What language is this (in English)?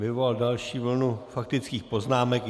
Czech